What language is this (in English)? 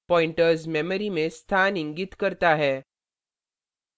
Hindi